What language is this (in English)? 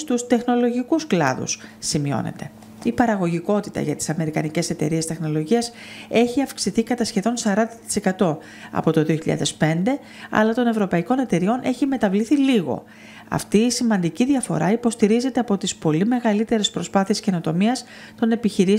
Greek